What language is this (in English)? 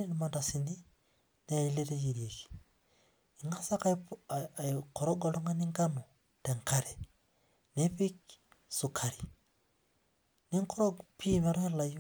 Masai